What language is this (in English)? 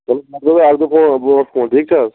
Kashmiri